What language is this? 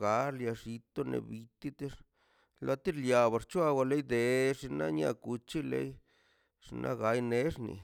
Mazaltepec Zapotec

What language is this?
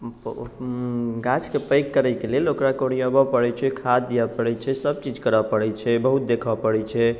Maithili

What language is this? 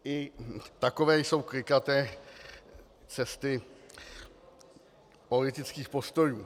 Czech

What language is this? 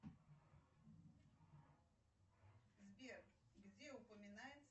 Russian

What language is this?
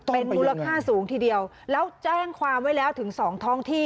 Thai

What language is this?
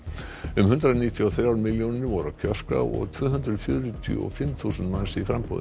Icelandic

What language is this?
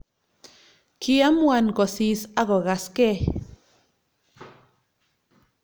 Kalenjin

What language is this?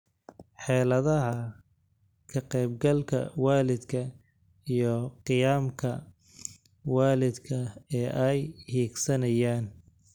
Somali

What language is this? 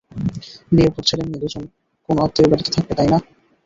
Bangla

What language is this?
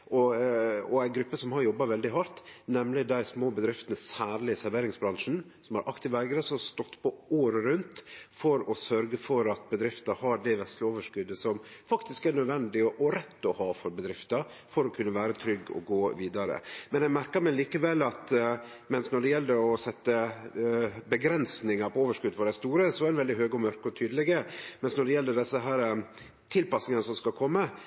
Norwegian Nynorsk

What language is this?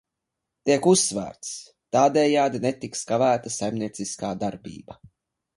Latvian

